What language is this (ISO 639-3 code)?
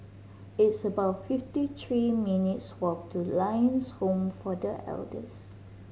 eng